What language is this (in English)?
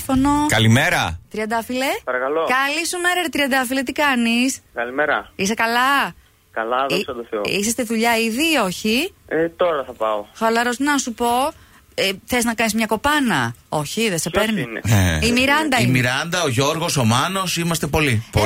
Greek